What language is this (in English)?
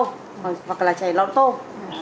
Vietnamese